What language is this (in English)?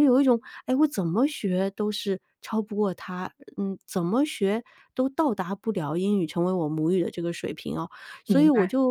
Chinese